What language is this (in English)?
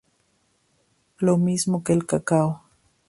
Spanish